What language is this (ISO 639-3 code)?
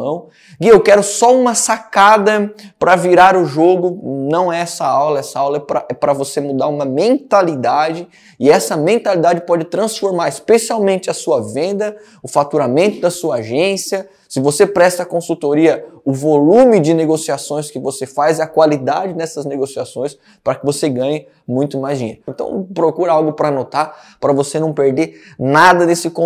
por